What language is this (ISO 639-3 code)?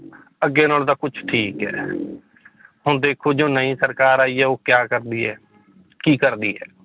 pan